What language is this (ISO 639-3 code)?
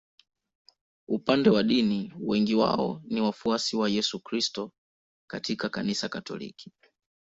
swa